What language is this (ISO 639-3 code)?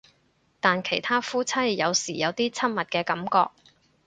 yue